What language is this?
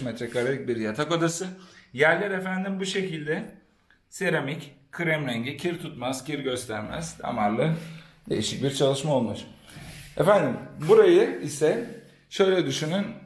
Turkish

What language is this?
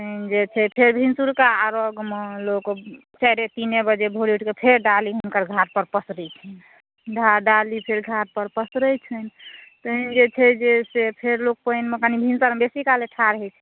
Maithili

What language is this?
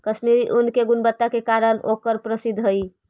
Magahi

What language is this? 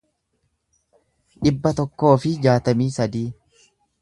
Oromo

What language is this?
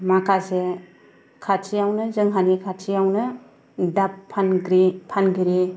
Bodo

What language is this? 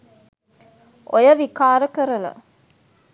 Sinhala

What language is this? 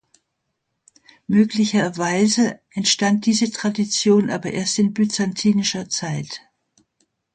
German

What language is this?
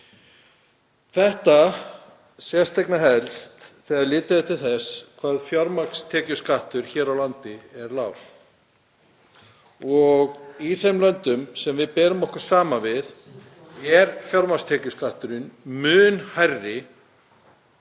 Icelandic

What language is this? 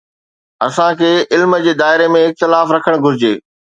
Sindhi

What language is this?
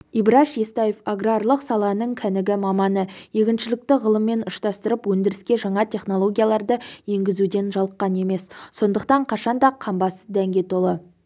Kazakh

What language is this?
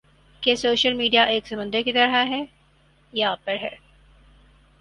Urdu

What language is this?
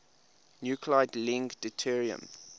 English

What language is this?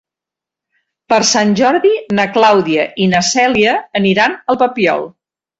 Catalan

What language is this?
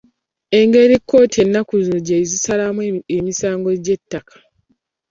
Ganda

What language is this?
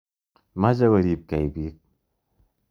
Kalenjin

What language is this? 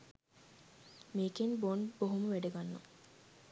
Sinhala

